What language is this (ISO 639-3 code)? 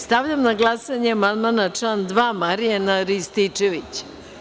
srp